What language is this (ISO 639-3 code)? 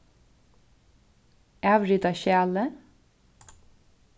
fao